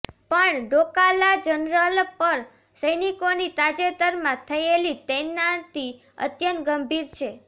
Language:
Gujarati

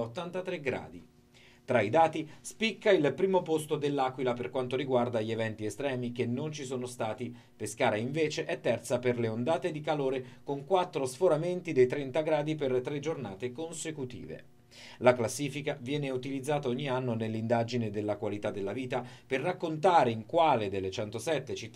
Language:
Italian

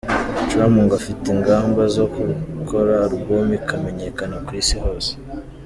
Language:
Kinyarwanda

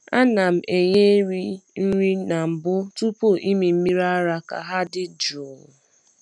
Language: Igbo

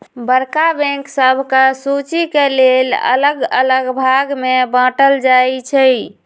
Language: Magahi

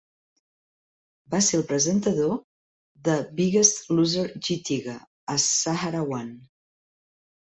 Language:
Catalan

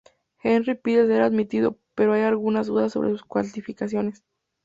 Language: Spanish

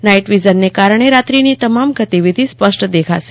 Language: Gujarati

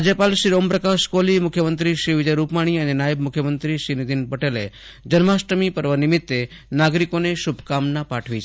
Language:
Gujarati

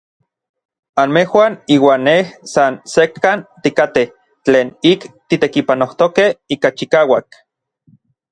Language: Orizaba Nahuatl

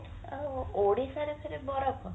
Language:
Odia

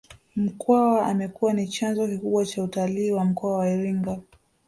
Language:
Swahili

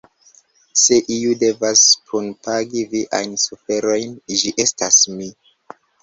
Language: Esperanto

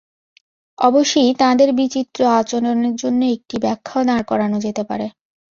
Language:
Bangla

